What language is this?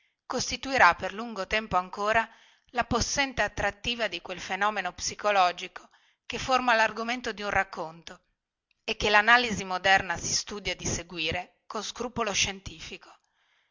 Italian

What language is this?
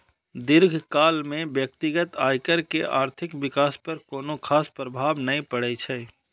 Maithili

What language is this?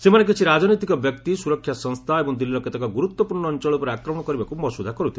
Odia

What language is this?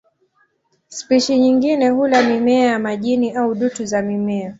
Swahili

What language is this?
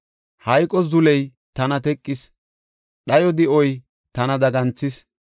Gofa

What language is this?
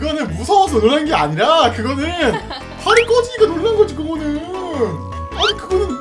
Korean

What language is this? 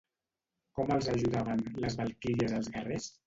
Catalan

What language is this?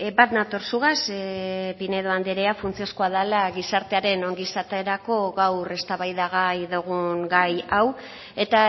Basque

